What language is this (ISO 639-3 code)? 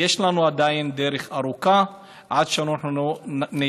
heb